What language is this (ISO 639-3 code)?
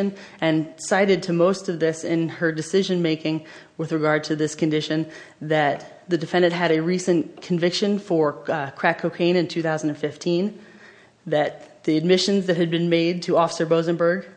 eng